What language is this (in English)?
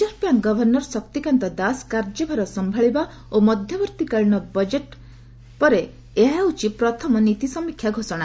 Odia